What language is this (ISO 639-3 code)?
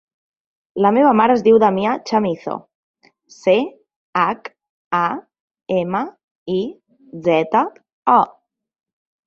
cat